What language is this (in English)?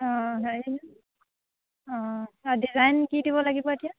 Assamese